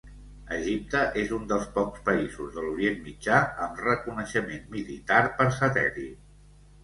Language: Catalan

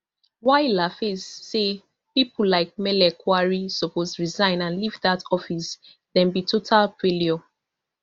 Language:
Nigerian Pidgin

